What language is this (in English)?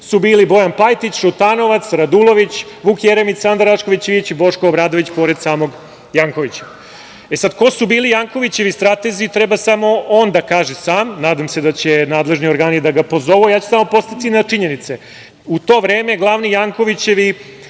Serbian